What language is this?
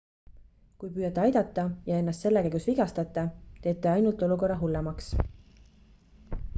Estonian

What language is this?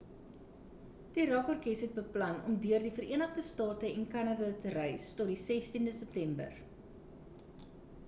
Afrikaans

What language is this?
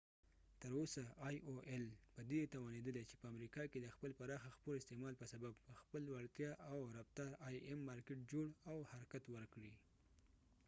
Pashto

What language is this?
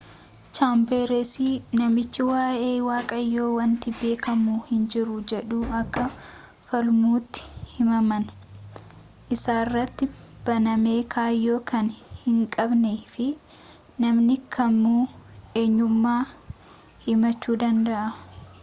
Oromo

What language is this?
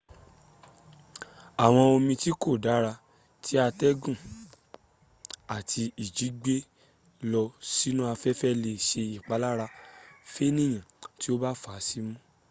Yoruba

